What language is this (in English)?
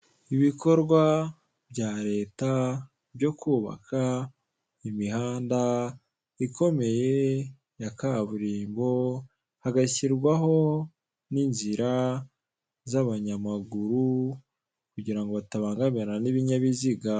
Kinyarwanda